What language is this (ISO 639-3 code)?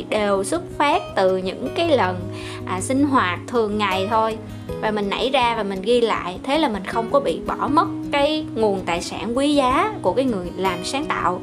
vie